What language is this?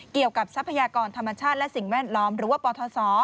Thai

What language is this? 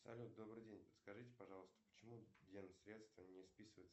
Russian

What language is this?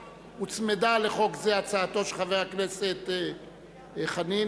Hebrew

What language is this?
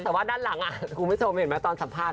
Thai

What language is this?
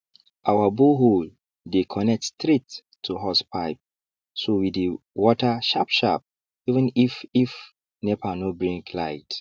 Nigerian Pidgin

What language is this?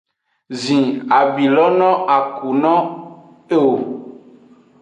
Aja (Benin)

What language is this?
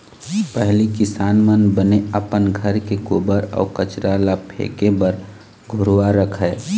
Chhattisgarhi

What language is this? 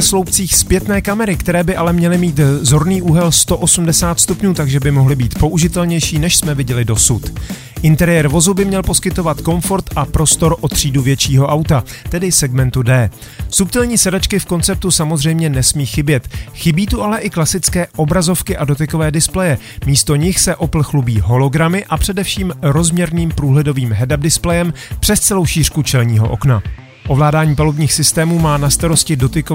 Czech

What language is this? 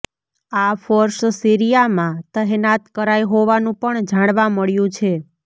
Gujarati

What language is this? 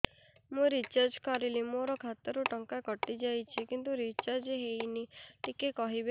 Odia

